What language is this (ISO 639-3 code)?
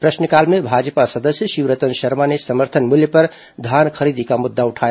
hin